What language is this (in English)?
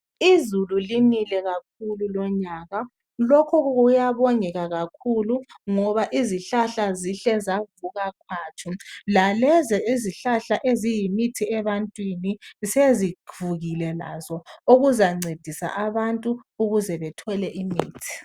North Ndebele